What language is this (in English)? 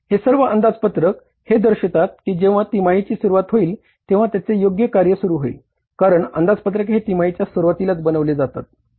Marathi